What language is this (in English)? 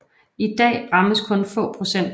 Danish